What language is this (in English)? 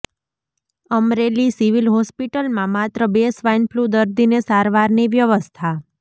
Gujarati